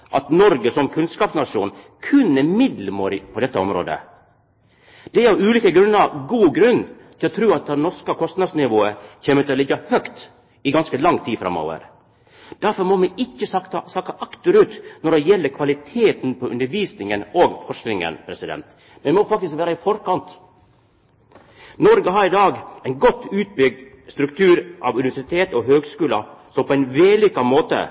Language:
Norwegian Nynorsk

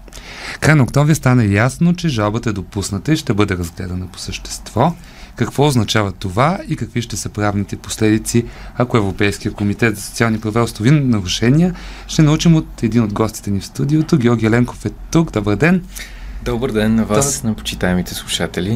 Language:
Bulgarian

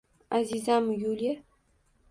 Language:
Uzbek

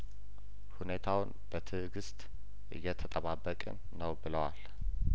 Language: Amharic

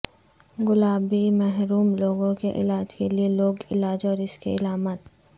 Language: Urdu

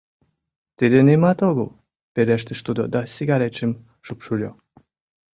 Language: Mari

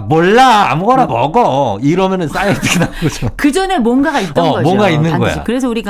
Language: Korean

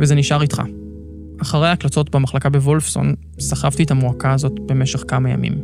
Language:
Hebrew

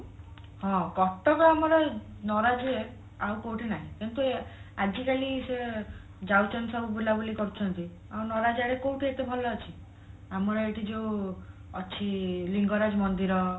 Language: Odia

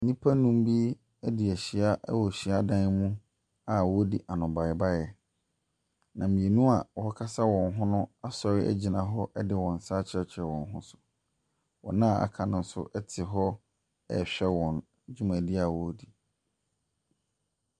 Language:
Akan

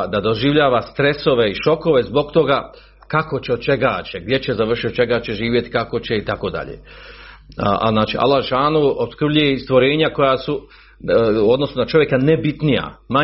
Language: Croatian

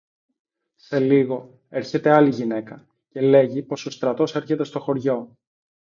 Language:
Greek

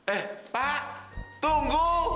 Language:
Indonesian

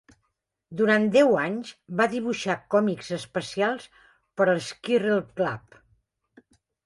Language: Catalan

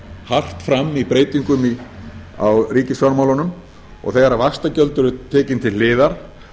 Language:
Icelandic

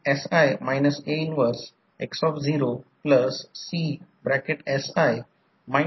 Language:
Marathi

